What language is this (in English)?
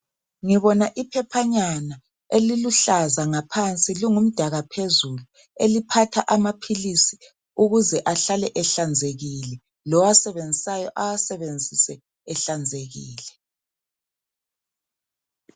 North Ndebele